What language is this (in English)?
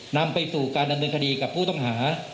Thai